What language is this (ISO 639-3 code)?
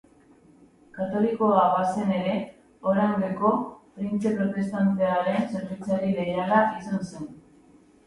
eus